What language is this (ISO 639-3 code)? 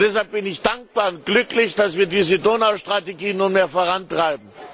deu